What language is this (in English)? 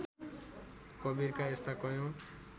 Nepali